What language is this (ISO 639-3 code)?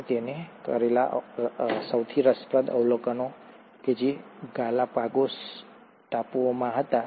guj